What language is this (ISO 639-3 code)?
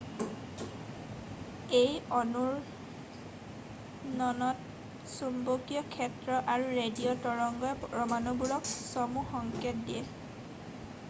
asm